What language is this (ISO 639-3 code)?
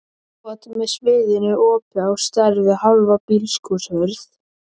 isl